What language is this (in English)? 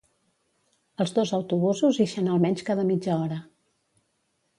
Catalan